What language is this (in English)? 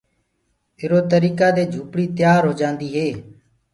Gurgula